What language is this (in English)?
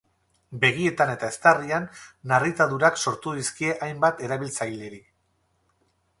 Basque